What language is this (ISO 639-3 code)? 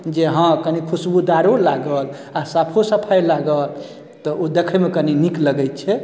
mai